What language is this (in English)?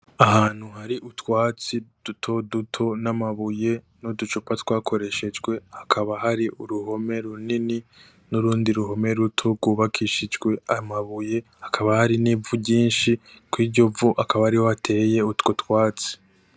Rundi